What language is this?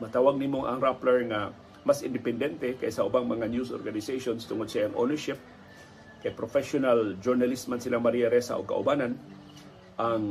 Filipino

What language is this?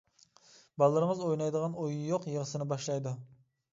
Uyghur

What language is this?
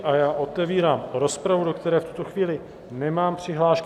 Czech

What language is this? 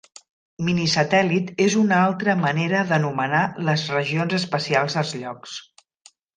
Catalan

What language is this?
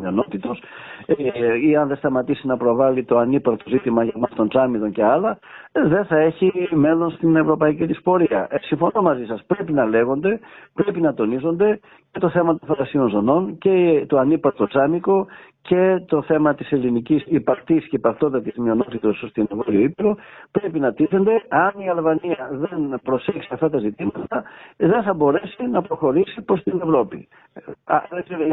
Greek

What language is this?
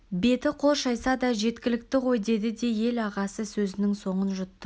Kazakh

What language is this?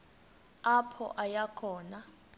Xhosa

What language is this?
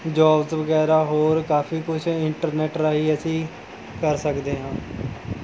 Punjabi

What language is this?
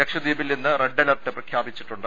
Malayalam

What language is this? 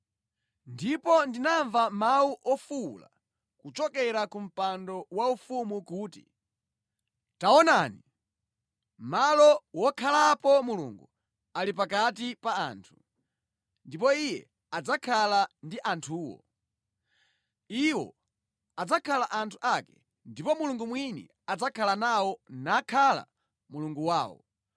Nyanja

